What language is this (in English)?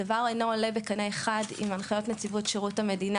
Hebrew